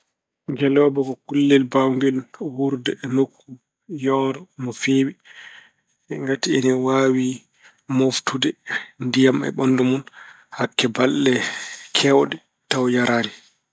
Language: Fula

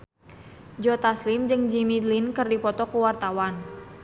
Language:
Sundanese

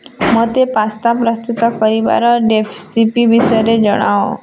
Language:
Odia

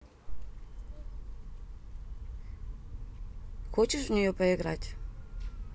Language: Russian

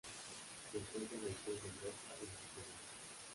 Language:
Spanish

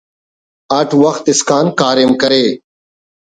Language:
Brahui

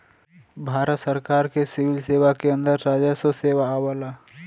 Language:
Bhojpuri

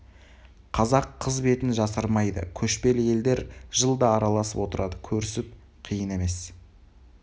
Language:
Kazakh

